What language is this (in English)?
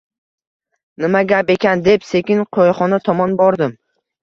Uzbek